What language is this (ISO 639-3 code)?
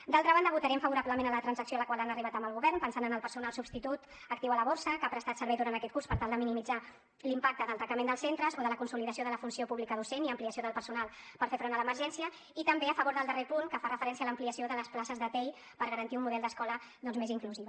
cat